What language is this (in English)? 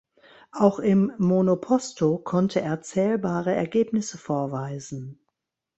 German